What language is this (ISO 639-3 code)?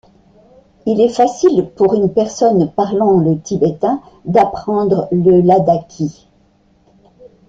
fra